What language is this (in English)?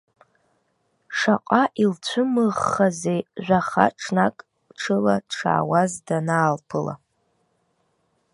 Abkhazian